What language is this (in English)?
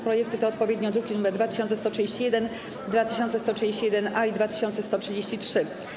Polish